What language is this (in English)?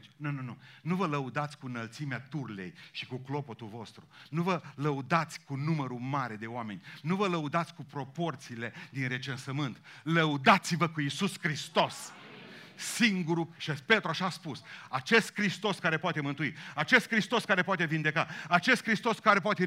Romanian